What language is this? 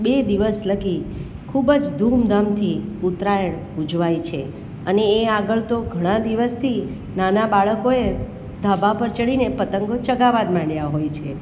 Gujarati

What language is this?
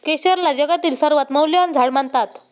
Marathi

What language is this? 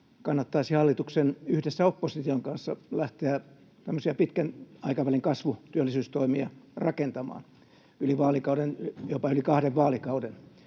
Finnish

